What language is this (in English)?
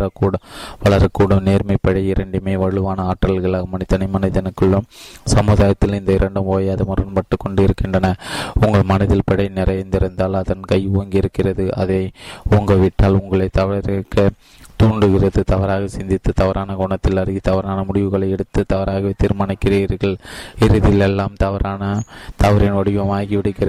Tamil